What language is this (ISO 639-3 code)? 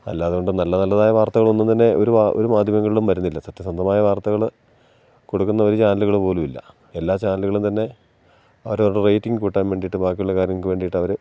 mal